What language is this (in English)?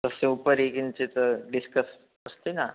Sanskrit